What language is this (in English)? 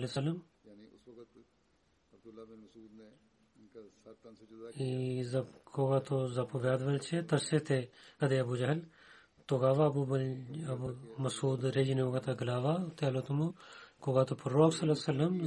Bulgarian